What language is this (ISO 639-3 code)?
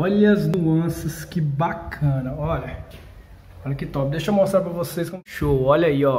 por